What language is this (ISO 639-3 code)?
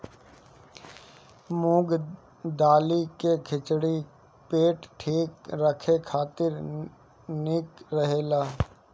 bho